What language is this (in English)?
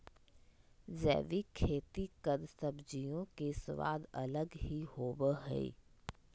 Magahi